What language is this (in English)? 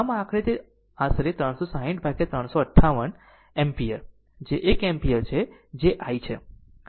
Gujarati